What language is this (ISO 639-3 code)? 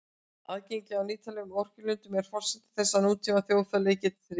isl